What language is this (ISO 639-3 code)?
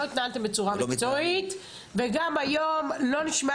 heb